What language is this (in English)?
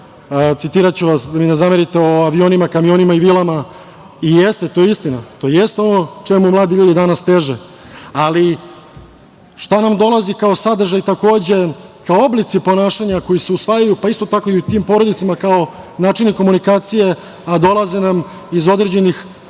Serbian